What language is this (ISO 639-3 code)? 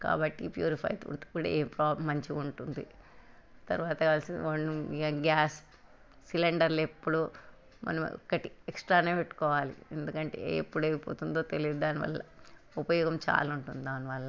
tel